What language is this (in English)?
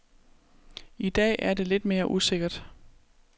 Danish